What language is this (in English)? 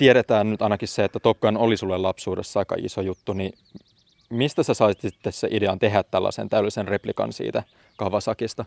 Finnish